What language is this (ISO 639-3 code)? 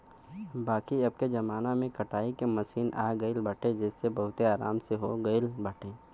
bho